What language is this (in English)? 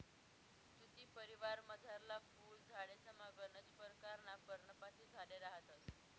Marathi